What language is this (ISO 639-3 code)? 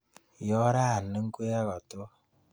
kln